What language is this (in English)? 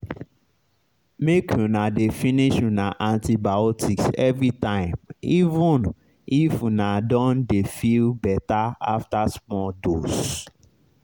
Nigerian Pidgin